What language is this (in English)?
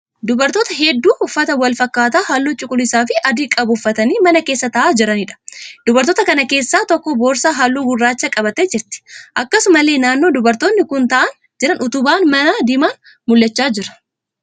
Oromo